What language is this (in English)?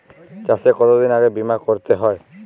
Bangla